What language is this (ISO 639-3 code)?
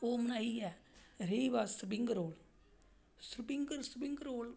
doi